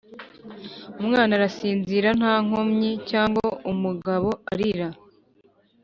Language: Kinyarwanda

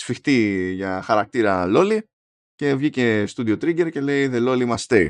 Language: Greek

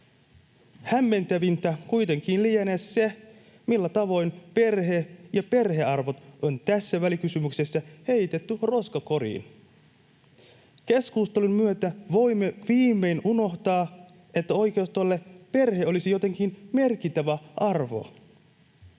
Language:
Finnish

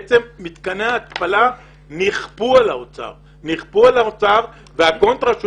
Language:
Hebrew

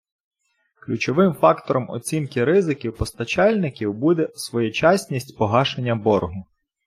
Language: Ukrainian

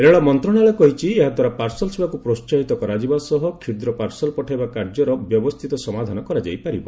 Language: Odia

